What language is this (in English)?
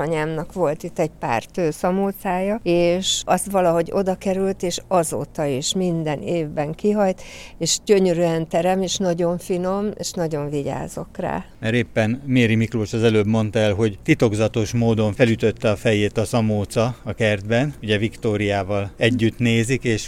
Hungarian